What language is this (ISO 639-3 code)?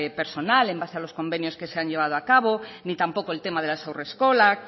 spa